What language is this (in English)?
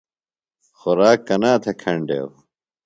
Phalura